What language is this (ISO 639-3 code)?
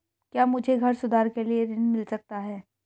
hin